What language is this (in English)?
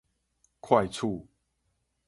Min Nan Chinese